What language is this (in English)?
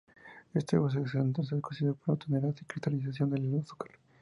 Spanish